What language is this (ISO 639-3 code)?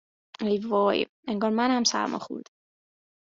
fas